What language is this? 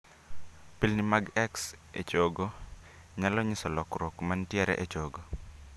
Luo (Kenya and Tanzania)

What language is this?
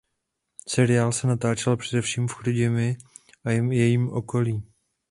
Czech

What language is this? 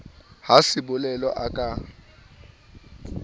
Southern Sotho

